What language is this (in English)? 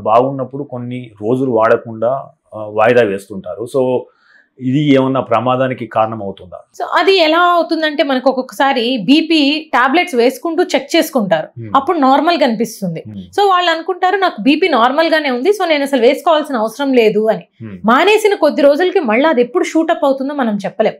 Telugu